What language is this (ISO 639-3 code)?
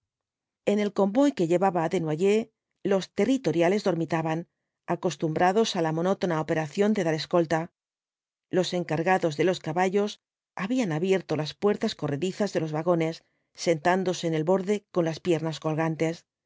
spa